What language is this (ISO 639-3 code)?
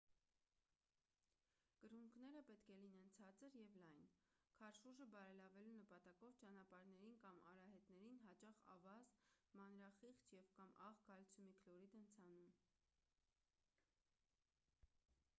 hye